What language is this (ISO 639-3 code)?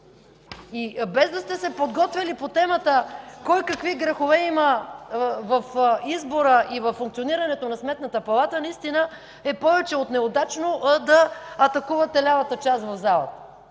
bul